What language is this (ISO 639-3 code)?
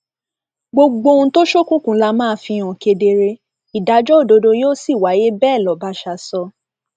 yor